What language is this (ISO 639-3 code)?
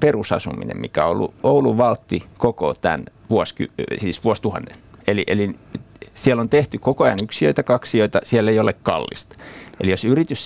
fin